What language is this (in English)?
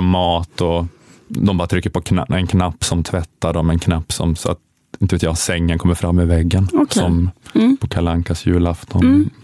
Swedish